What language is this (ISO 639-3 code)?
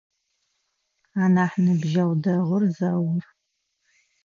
ady